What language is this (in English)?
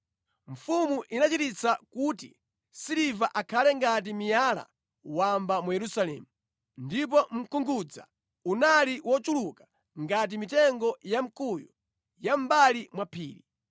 Nyanja